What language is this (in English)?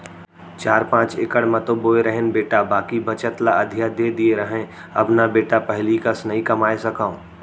Chhattisgarhi